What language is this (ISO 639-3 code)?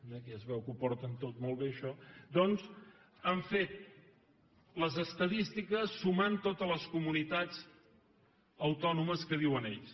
cat